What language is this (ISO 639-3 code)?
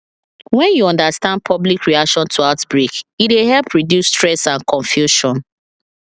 pcm